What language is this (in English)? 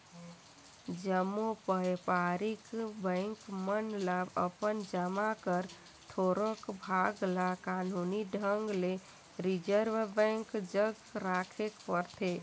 Chhattisgarhi